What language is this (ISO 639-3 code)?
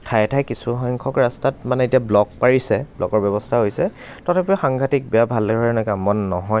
asm